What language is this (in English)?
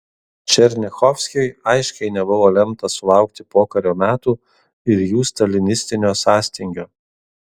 Lithuanian